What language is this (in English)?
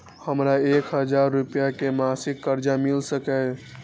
Maithili